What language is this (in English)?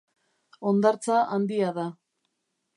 Basque